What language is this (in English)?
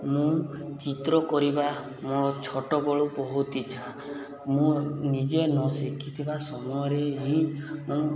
Odia